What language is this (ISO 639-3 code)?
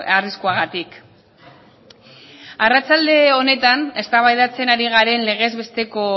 eus